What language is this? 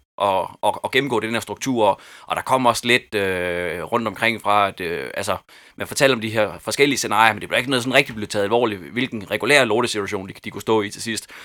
Danish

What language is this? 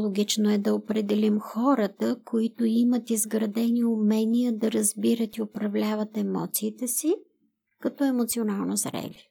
Bulgarian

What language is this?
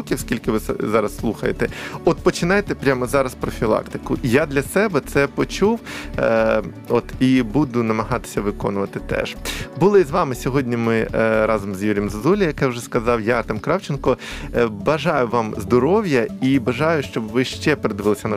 Ukrainian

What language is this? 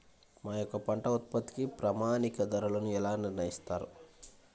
Telugu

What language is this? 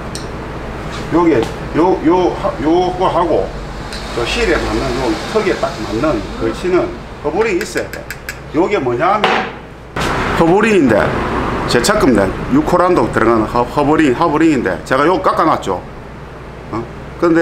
Korean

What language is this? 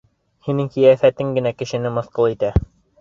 Bashkir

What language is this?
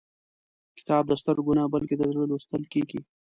Pashto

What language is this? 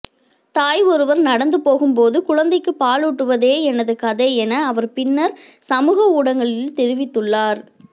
Tamil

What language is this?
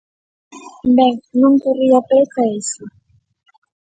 Galician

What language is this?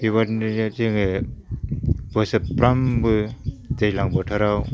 Bodo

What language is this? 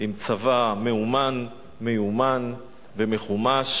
Hebrew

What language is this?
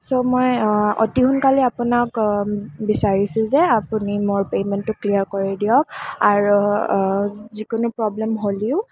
Assamese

